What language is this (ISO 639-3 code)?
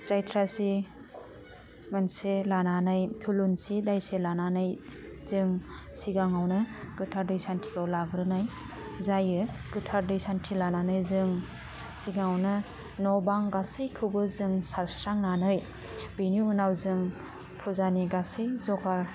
brx